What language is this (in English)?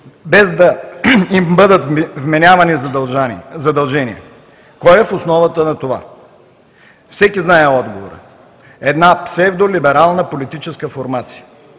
Bulgarian